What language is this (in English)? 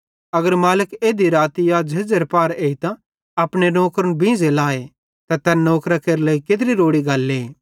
Bhadrawahi